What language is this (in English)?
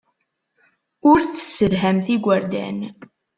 Kabyle